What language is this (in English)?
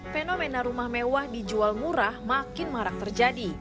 Indonesian